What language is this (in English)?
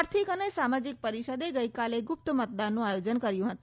Gujarati